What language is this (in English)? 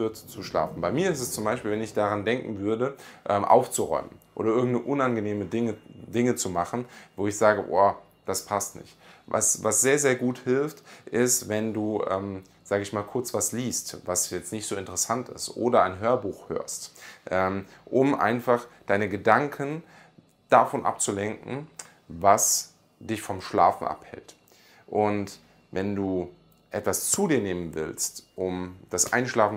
German